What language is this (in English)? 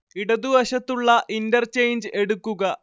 Malayalam